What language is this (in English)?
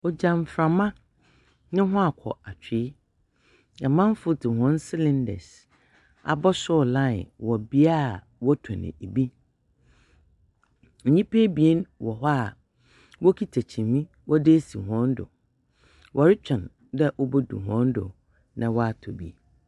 Akan